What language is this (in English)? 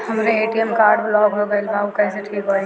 Bhojpuri